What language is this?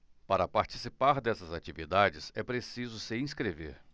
Portuguese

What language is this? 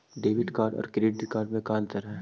Magahi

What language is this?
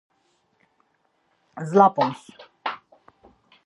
Laz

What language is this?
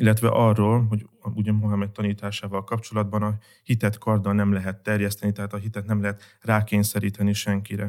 Hungarian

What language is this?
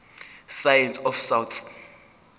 Zulu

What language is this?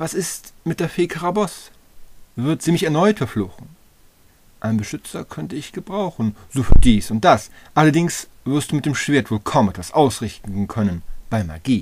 German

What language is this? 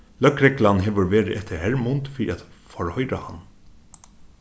Faroese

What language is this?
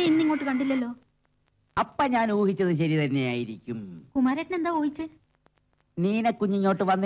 Malayalam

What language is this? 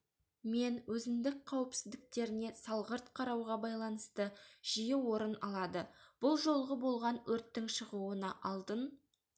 Kazakh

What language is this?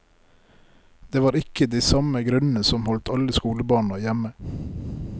Norwegian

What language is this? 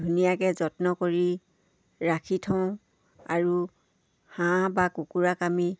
Assamese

